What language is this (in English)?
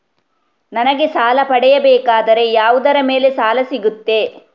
Kannada